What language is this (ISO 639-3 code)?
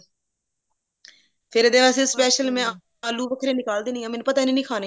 pan